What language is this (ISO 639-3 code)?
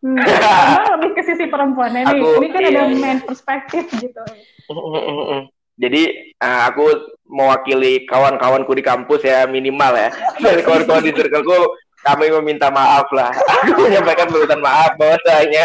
ind